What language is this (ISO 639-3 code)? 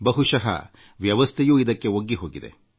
kan